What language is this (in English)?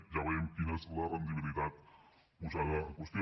Catalan